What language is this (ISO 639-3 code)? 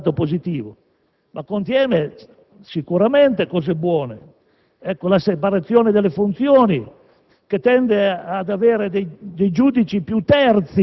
ita